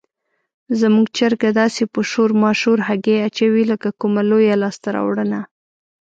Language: Pashto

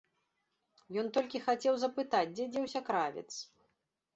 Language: Belarusian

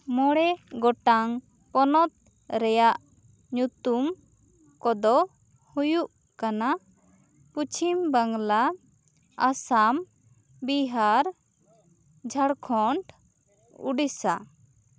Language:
Santali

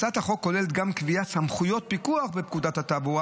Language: Hebrew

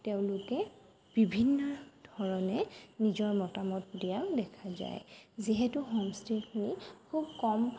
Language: Assamese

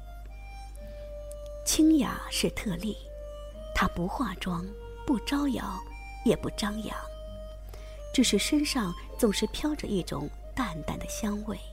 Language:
Chinese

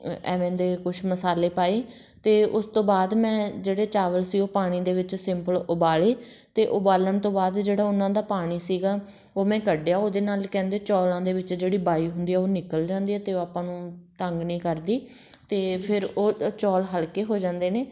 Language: Punjabi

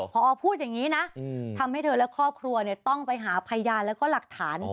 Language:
Thai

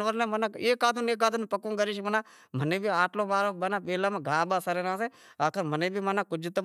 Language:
Wadiyara Koli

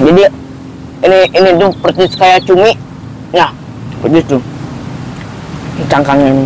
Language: Indonesian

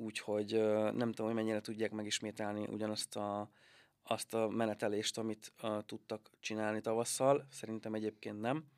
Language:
Hungarian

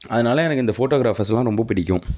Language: Tamil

